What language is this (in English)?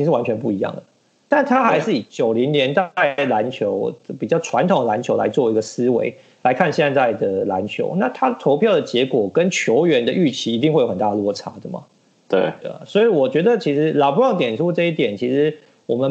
Chinese